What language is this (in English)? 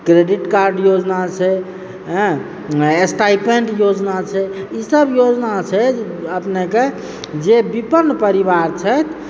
Maithili